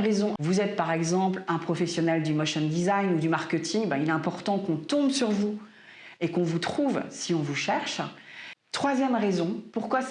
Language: French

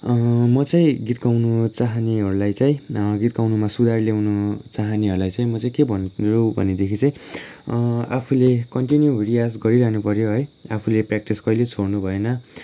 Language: Nepali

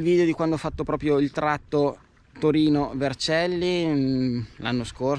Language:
Italian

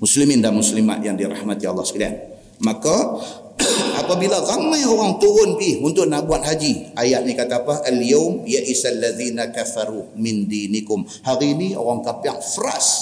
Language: Malay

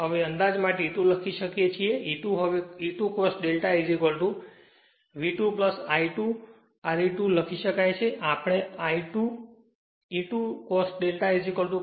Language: Gujarati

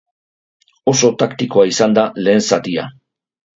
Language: Basque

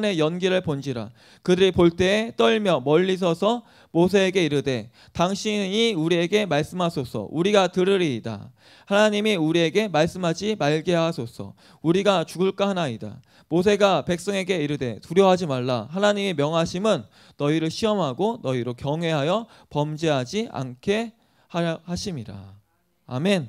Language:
Korean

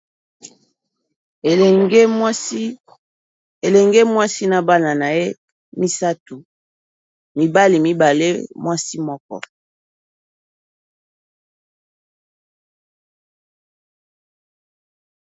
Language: Lingala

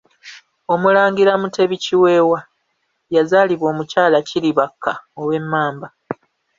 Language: Ganda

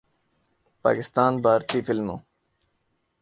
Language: Urdu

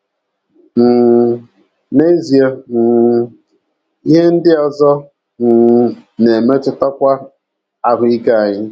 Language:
Igbo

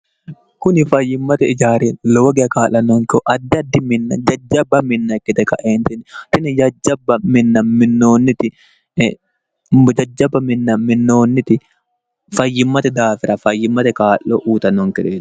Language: Sidamo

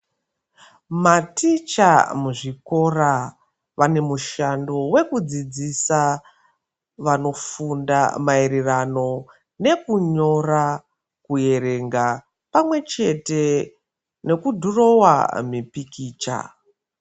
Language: Ndau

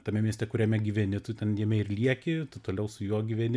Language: Lithuanian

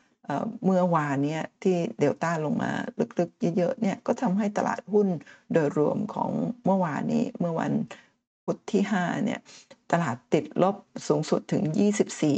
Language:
Thai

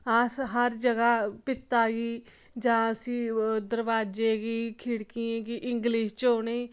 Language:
Dogri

